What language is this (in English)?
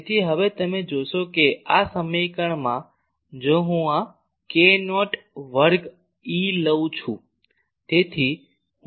Gujarati